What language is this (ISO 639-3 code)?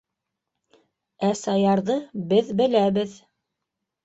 bak